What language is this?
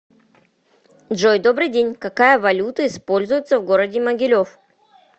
Russian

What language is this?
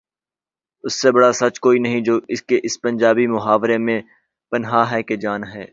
Urdu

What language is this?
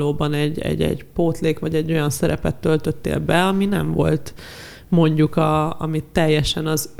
Hungarian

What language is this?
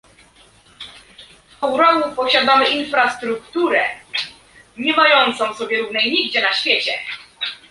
Polish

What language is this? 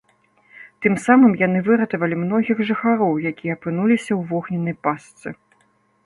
Belarusian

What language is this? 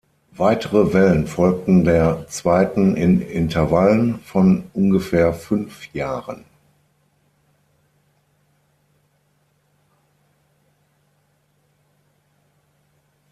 German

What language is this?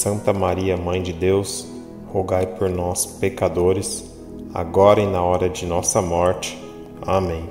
Portuguese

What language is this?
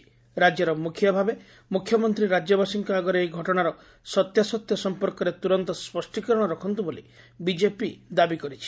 Odia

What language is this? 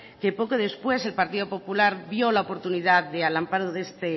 Spanish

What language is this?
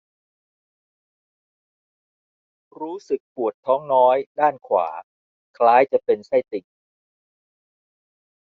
Thai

